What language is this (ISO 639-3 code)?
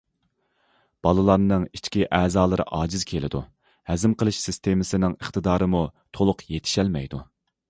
uig